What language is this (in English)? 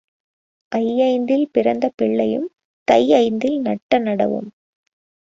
Tamil